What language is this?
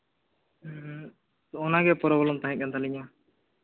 Santali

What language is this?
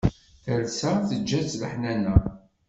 Kabyle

